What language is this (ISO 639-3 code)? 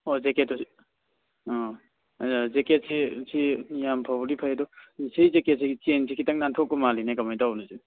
mni